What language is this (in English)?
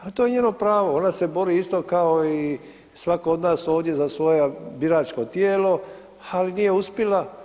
Croatian